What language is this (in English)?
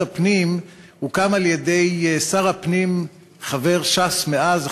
Hebrew